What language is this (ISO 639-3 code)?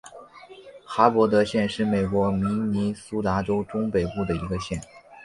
zho